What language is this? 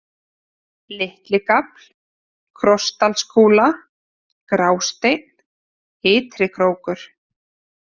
Icelandic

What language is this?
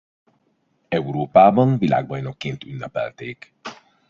Hungarian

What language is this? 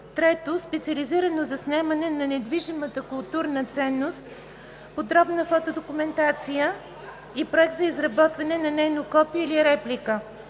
Bulgarian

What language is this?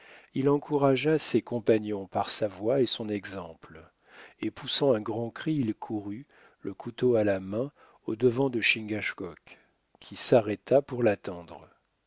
French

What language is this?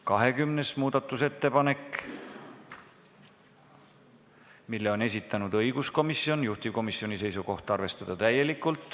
Estonian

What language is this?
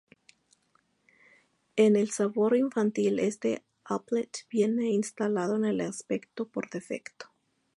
Spanish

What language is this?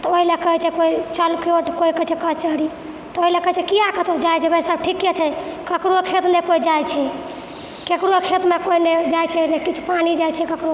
Maithili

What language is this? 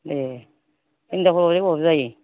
Bodo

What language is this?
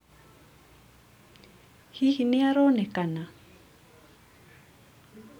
Kikuyu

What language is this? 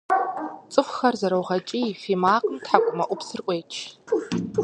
Kabardian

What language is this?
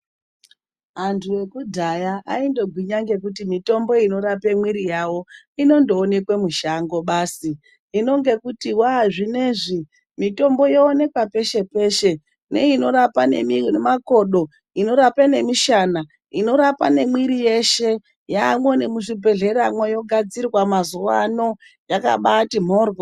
Ndau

